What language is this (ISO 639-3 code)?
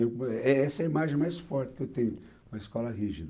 por